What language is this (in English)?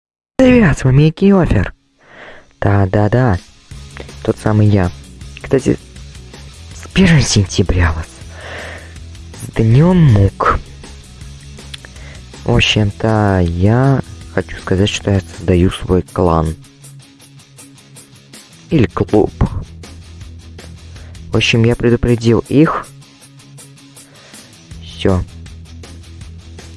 Russian